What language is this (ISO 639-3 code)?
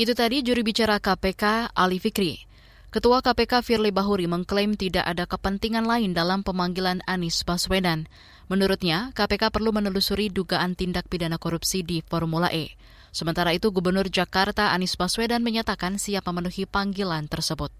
ind